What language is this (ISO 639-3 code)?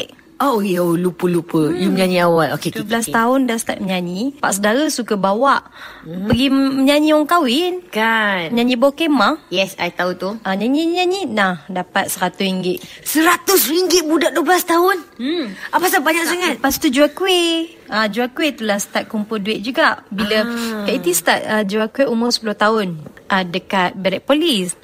msa